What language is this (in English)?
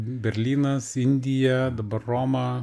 Lithuanian